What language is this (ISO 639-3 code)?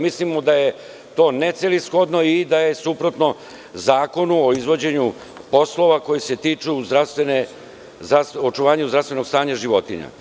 srp